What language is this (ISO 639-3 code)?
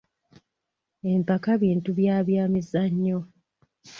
lug